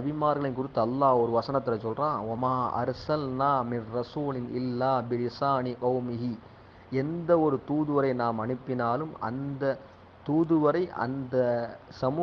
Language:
Tamil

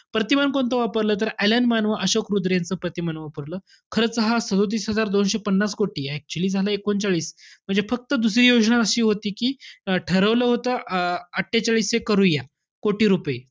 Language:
Marathi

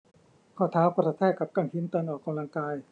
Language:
Thai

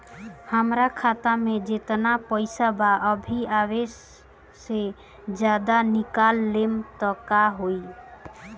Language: Bhojpuri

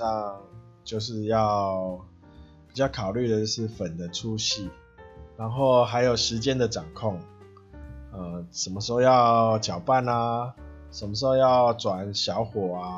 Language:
Chinese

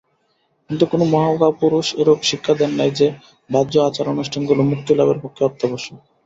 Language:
Bangla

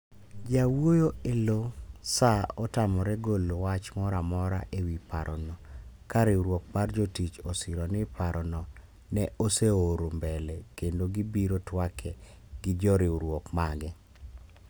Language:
Luo (Kenya and Tanzania)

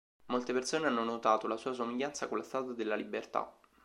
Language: Italian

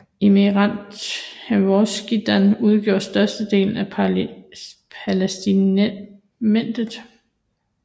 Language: Danish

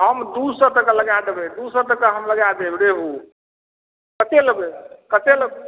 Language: Maithili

